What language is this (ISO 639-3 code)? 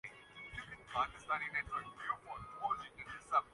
urd